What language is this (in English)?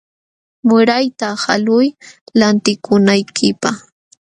Jauja Wanca Quechua